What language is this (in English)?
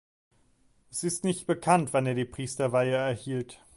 German